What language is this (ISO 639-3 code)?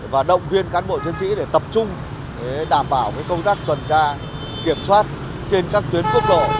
vie